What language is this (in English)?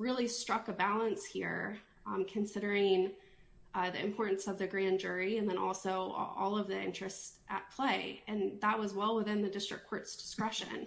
English